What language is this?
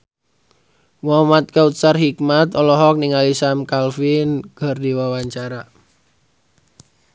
Sundanese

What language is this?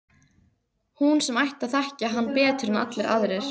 Icelandic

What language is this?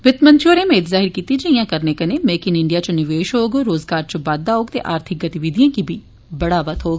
Dogri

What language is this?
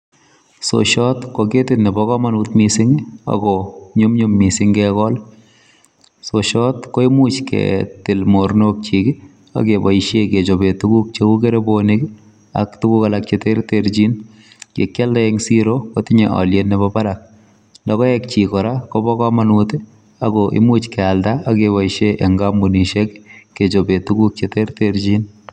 Kalenjin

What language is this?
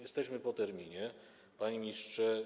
Polish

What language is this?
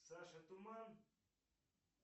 Russian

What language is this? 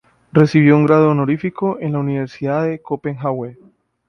Spanish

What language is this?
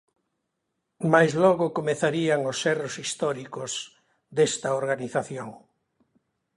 Galician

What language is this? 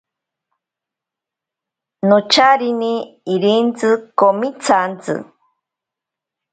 Ashéninka Perené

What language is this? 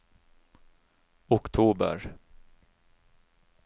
Norwegian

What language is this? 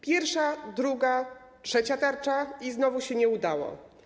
Polish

